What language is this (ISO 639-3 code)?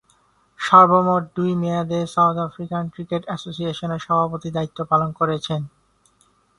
ben